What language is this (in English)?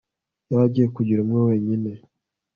Kinyarwanda